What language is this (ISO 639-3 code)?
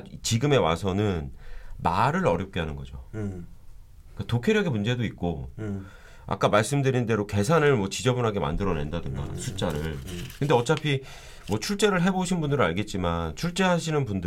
kor